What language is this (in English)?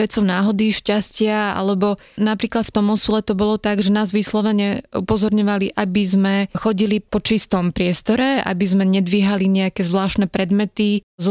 Slovak